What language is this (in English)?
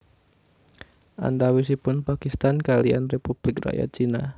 Javanese